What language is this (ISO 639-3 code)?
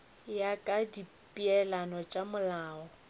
nso